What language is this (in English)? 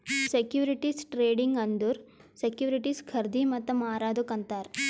Kannada